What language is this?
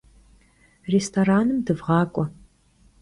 Kabardian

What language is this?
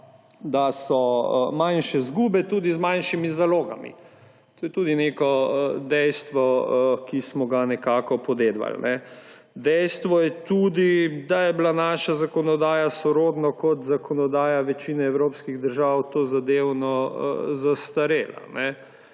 Slovenian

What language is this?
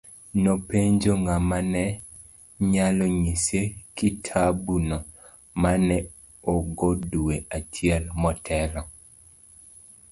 Luo (Kenya and Tanzania)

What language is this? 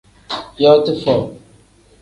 Tem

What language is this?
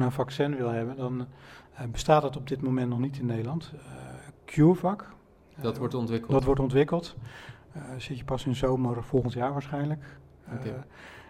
Dutch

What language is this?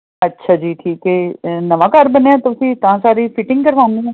Punjabi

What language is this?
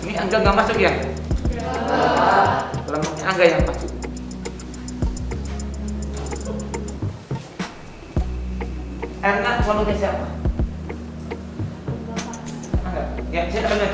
Indonesian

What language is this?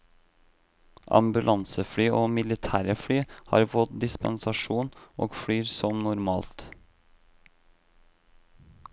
Norwegian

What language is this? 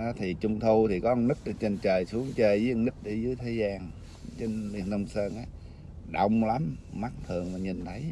Vietnamese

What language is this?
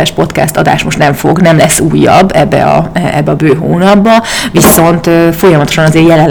Hungarian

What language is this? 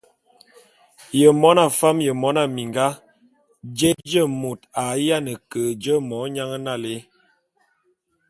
Bulu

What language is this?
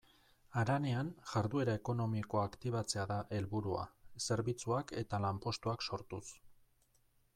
Basque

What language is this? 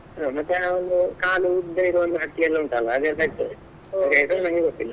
Kannada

